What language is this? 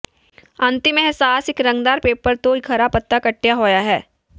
Punjabi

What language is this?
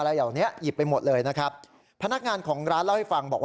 Thai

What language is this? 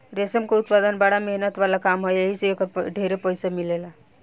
Bhojpuri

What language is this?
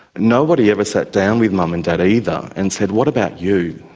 English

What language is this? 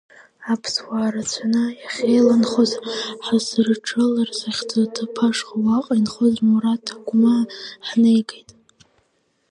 Abkhazian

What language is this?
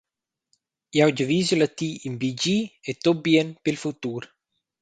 Romansh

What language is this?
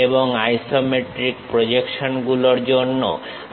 Bangla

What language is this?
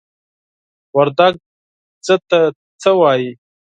Pashto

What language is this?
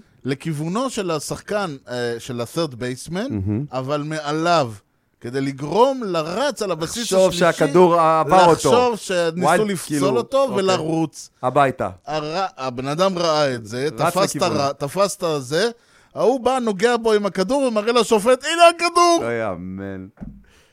Hebrew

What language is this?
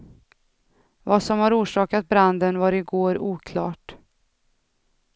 Swedish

